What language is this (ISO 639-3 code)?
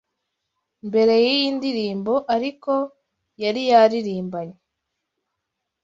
kin